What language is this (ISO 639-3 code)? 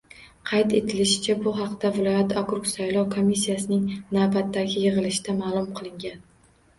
uzb